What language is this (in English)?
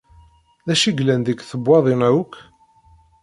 Kabyle